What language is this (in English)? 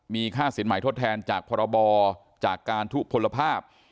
Thai